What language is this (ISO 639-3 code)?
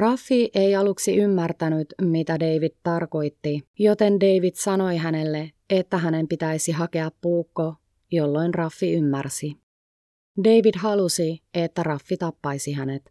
fin